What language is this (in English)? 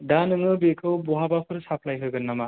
Bodo